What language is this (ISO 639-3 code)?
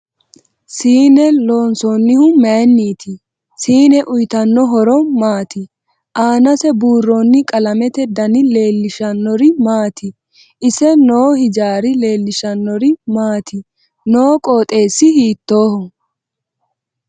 sid